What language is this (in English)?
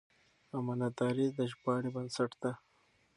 Pashto